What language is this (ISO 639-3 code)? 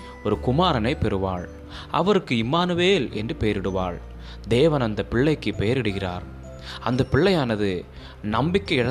tam